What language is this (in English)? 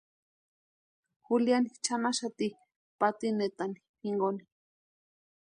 Western Highland Purepecha